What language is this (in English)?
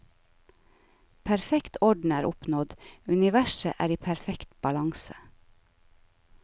Norwegian